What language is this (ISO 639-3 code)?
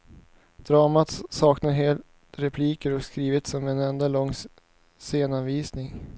swe